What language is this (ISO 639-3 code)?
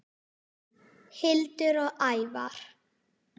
isl